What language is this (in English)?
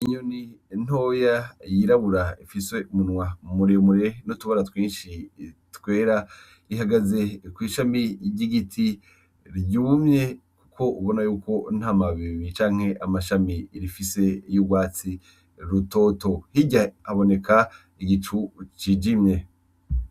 Rundi